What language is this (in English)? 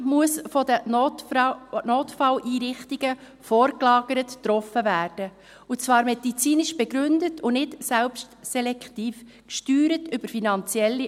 Swiss German